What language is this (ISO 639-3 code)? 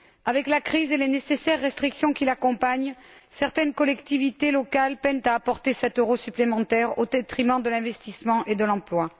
fra